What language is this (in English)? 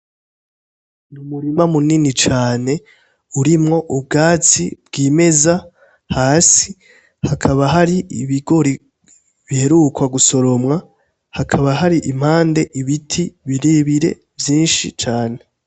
Rundi